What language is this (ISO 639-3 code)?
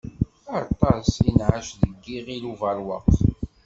kab